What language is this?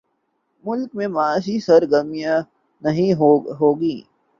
Urdu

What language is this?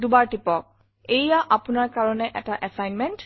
Assamese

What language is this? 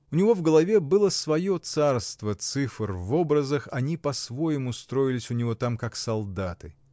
Russian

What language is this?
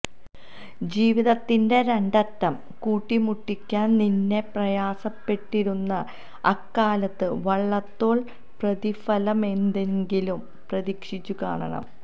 Malayalam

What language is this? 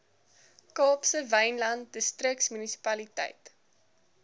Afrikaans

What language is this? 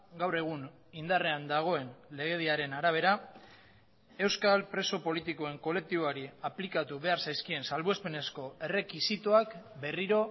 Basque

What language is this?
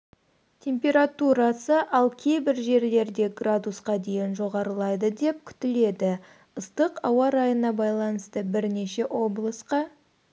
Kazakh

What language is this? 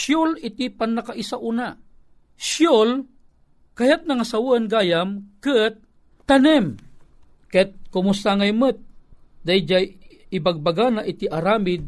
Filipino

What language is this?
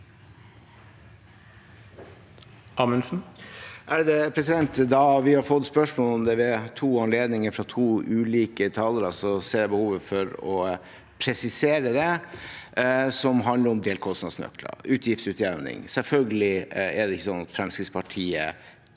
Norwegian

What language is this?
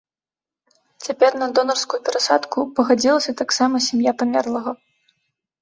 Belarusian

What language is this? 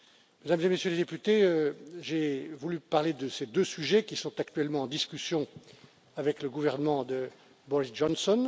French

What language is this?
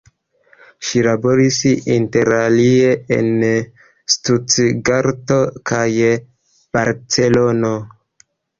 Esperanto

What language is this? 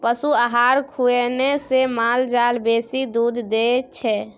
Maithili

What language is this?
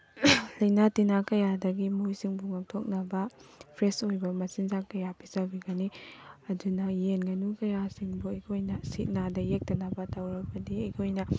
Manipuri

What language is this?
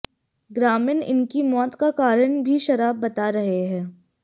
Hindi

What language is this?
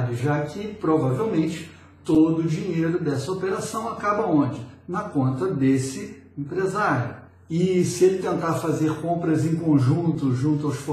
Portuguese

